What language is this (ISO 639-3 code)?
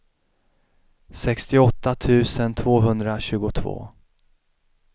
swe